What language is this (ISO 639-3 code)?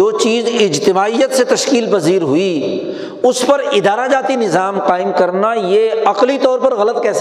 urd